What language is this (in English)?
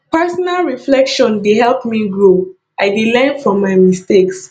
Nigerian Pidgin